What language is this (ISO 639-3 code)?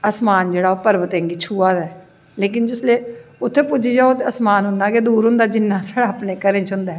doi